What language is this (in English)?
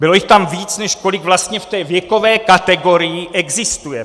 Czech